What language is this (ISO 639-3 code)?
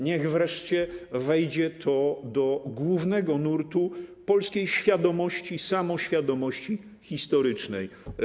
pol